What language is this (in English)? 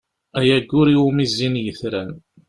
Kabyle